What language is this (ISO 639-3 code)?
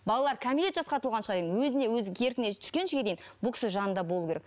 kaz